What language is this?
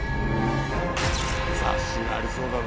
Japanese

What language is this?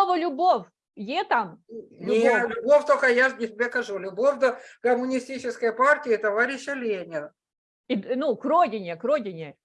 Ukrainian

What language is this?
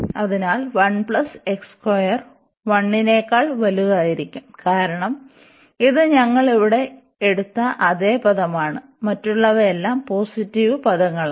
Malayalam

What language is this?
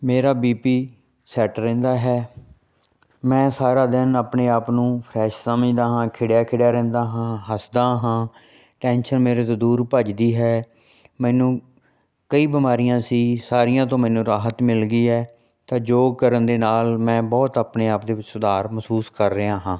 Punjabi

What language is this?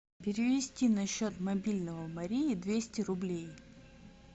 Russian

